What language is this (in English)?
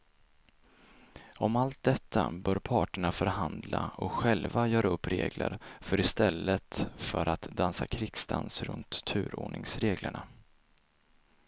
Swedish